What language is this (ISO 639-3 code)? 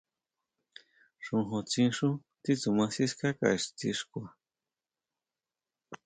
mau